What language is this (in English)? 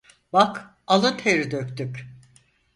Turkish